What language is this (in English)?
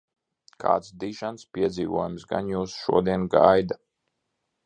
Latvian